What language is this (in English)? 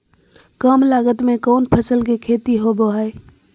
Magahi